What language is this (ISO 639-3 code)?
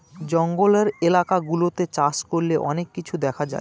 ben